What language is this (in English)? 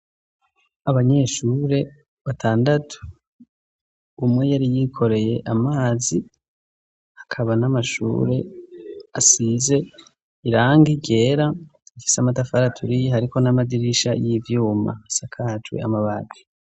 Rundi